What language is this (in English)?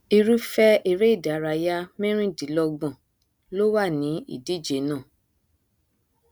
Yoruba